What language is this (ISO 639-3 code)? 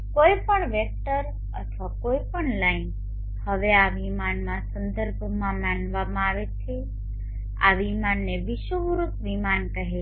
guj